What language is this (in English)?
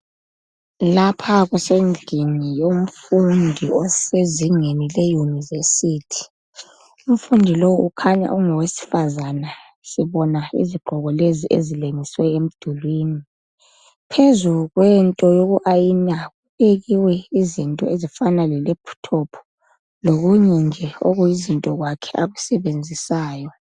North Ndebele